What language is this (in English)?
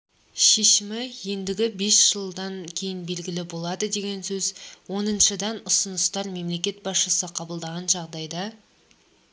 Kazakh